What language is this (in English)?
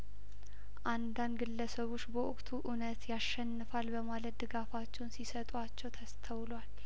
Amharic